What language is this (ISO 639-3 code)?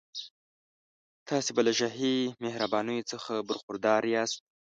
pus